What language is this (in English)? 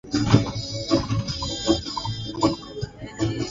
Swahili